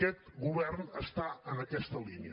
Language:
Catalan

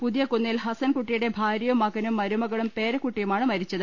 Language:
Malayalam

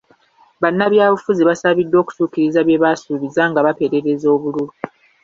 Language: Ganda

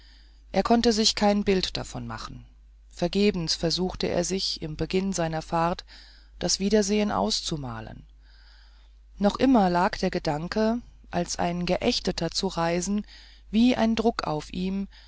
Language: German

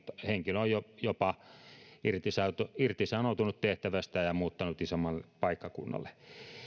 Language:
Finnish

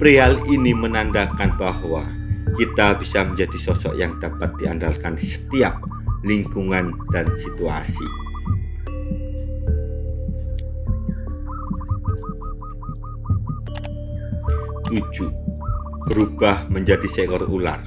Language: Indonesian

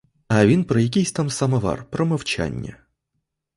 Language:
Ukrainian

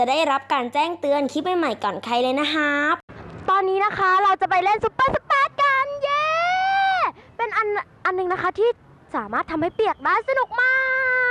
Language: Thai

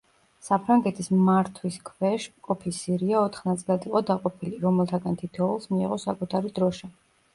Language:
Georgian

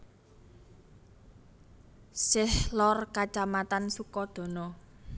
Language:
Javanese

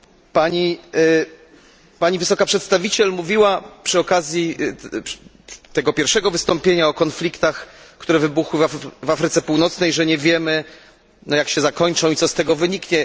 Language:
Polish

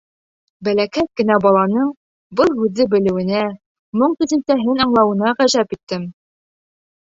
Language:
Bashkir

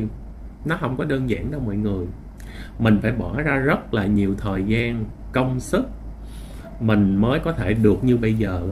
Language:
Vietnamese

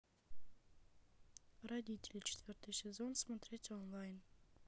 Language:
Russian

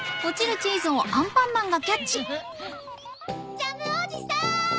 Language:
Japanese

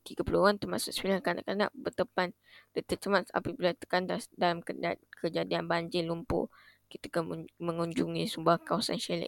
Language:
Malay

